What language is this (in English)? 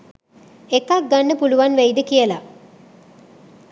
Sinhala